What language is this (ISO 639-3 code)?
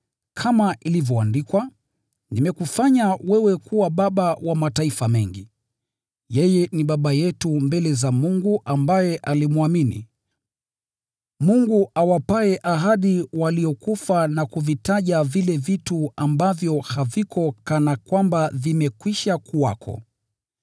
swa